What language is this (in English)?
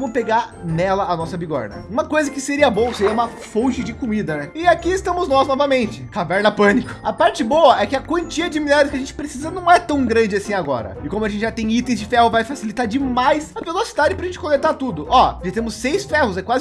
Portuguese